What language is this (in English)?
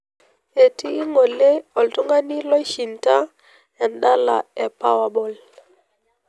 Masai